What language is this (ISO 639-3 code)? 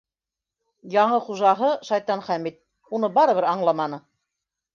bak